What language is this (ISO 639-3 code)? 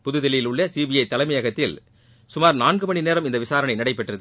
tam